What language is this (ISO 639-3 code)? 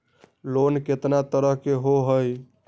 mag